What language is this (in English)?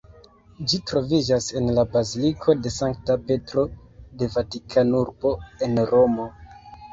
Esperanto